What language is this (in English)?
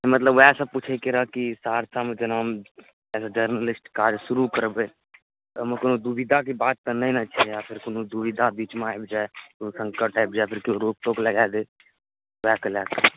Maithili